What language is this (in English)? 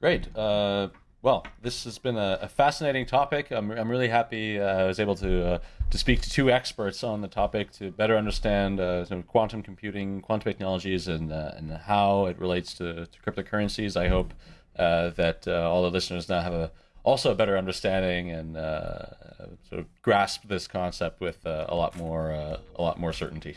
English